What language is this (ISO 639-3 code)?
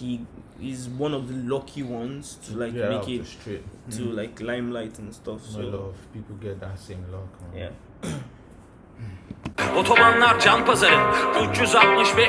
tur